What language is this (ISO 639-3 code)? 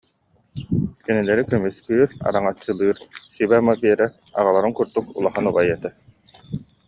sah